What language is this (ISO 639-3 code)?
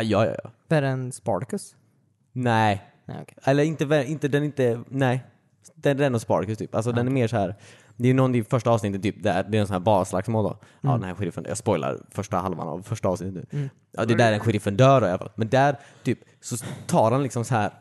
swe